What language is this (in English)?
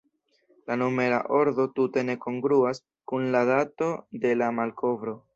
Esperanto